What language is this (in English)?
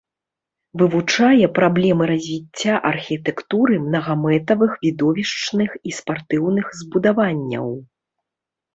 Belarusian